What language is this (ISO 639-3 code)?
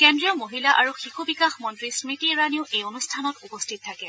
asm